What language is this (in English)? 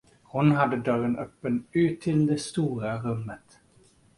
Swedish